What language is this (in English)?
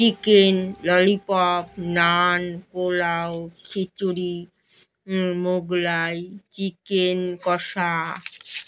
Bangla